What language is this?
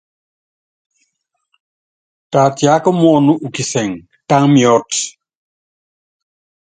Yangben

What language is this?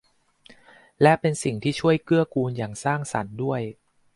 Thai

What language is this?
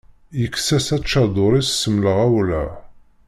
Kabyle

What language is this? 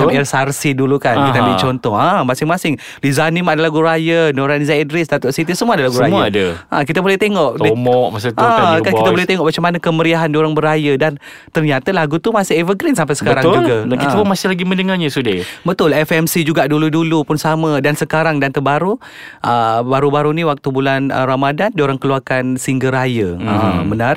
Malay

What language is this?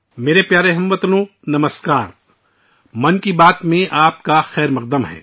Urdu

